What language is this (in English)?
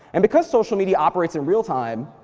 English